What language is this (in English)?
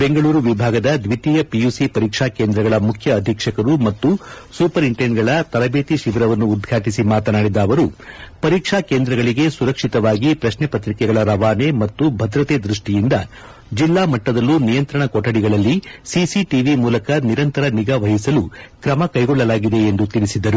Kannada